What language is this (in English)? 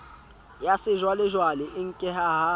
Southern Sotho